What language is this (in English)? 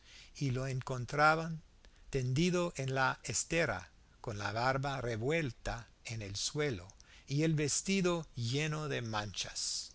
Spanish